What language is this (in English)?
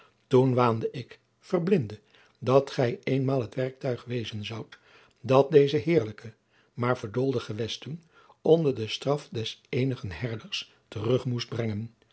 Dutch